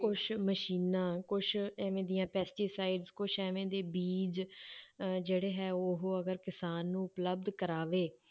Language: Punjabi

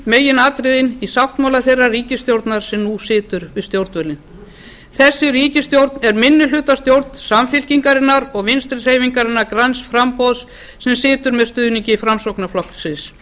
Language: Icelandic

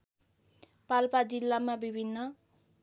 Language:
Nepali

